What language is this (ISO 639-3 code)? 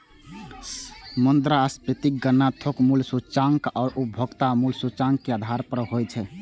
mai